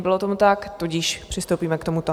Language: Czech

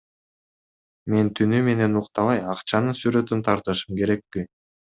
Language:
Kyrgyz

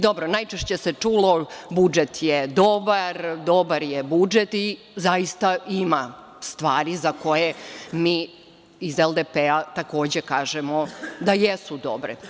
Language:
Serbian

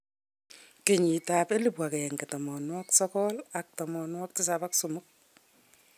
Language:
Kalenjin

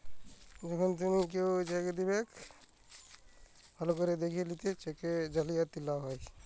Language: Bangla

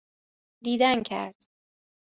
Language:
Persian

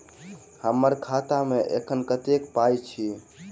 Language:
Maithili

